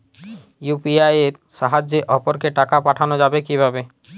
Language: Bangla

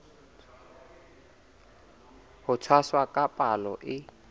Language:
Southern Sotho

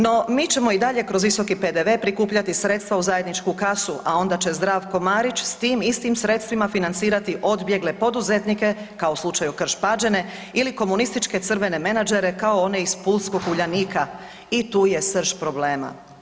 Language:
Croatian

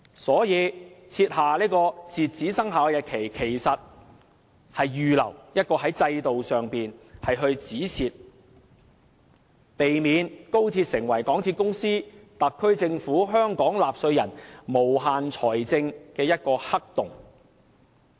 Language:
Cantonese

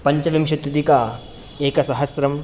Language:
Sanskrit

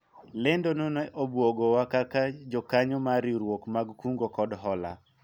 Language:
Luo (Kenya and Tanzania)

